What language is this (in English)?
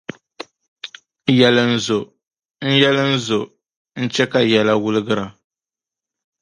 Dagbani